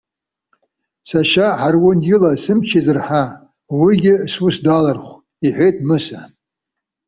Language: Abkhazian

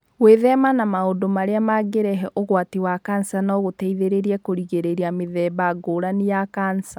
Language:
Kikuyu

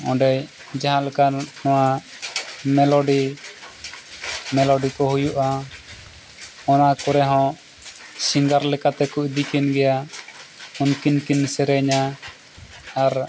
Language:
Santali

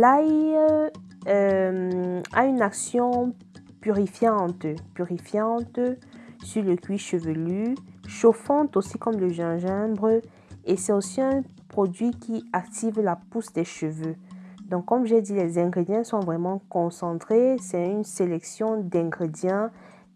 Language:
French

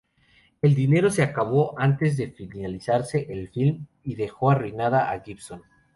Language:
Spanish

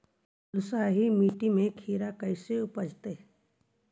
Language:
Magahi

